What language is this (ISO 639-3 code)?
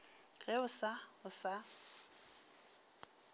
nso